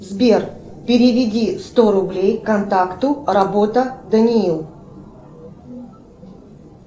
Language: Russian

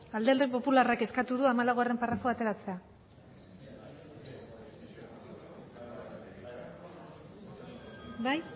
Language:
Basque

